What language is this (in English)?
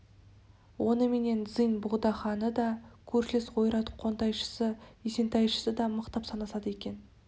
Kazakh